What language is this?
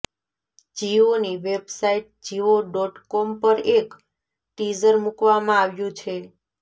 Gujarati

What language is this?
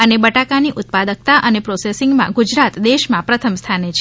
Gujarati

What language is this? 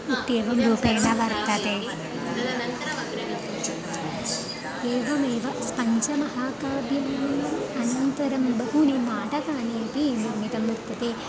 Sanskrit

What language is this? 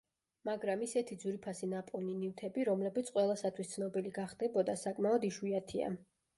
Georgian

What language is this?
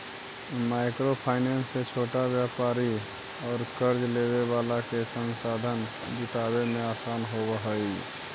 Magahi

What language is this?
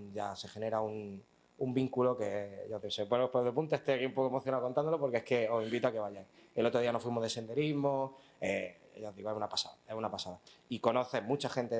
Spanish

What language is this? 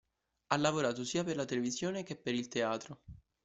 Italian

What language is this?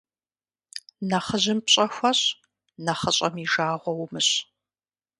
Kabardian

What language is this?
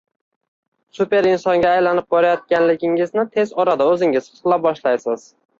Uzbek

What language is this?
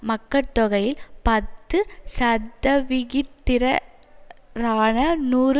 Tamil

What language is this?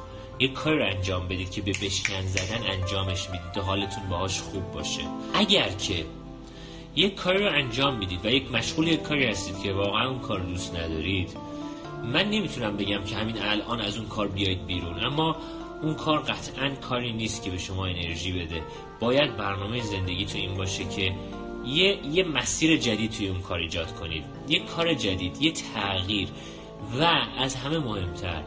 Persian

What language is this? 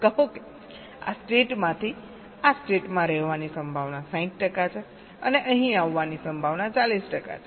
Gujarati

